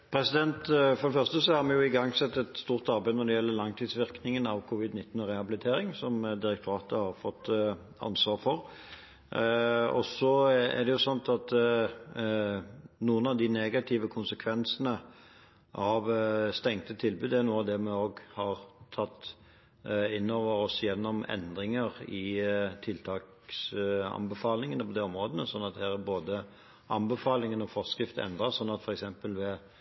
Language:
Norwegian Nynorsk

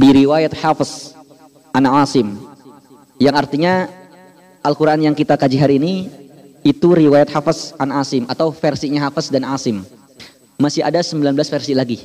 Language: Indonesian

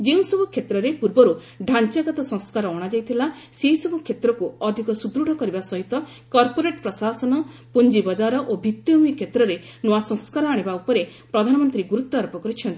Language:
Odia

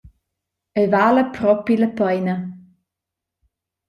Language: Romansh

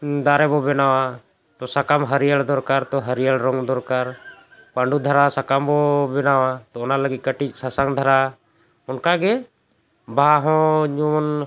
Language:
Santali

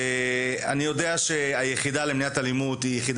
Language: Hebrew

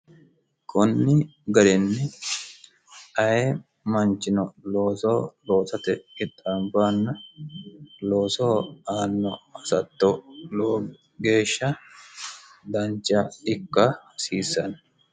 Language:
Sidamo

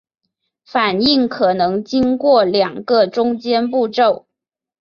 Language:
Chinese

